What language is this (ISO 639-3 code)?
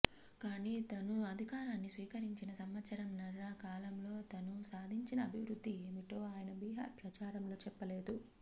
tel